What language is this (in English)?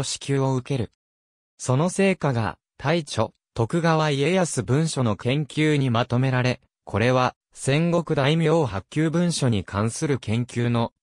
Japanese